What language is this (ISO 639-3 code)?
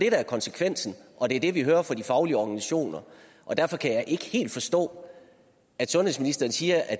dan